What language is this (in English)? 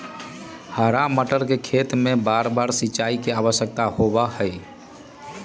Magahi